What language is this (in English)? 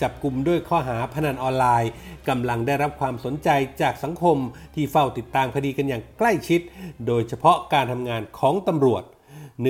Thai